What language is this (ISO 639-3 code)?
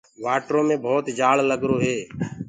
ggg